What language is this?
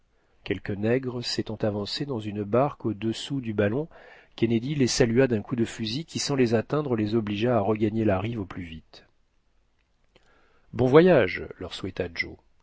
French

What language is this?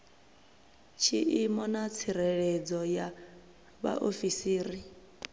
Venda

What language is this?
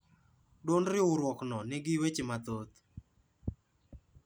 Luo (Kenya and Tanzania)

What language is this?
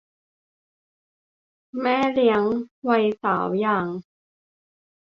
Thai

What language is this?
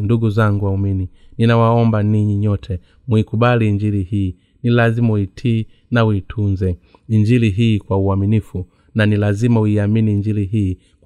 Swahili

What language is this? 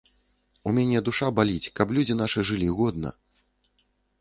Belarusian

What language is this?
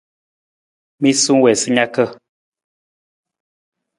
Nawdm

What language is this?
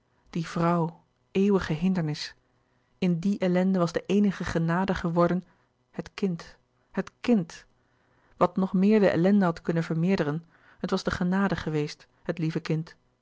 Dutch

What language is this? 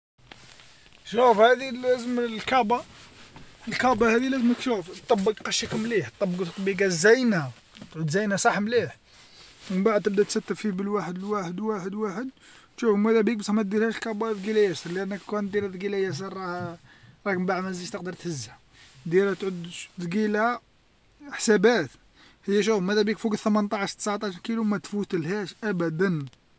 Algerian Arabic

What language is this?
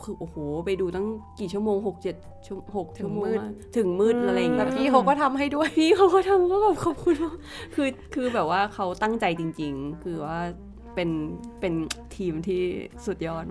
Thai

